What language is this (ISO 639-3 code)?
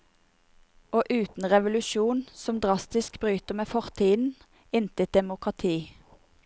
nor